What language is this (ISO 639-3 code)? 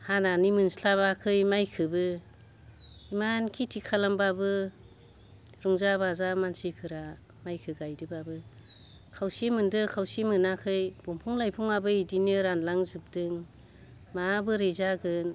brx